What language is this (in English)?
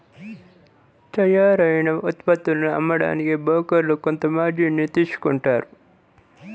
Telugu